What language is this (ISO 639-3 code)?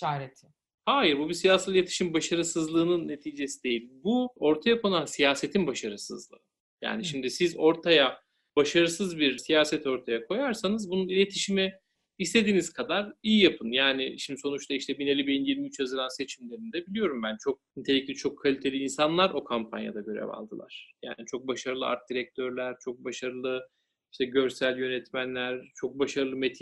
tur